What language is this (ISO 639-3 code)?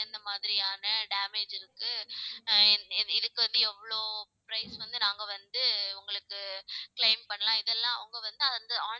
tam